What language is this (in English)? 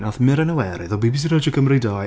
Welsh